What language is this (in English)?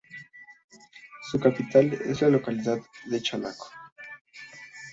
Spanish